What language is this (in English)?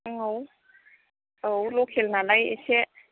Bodo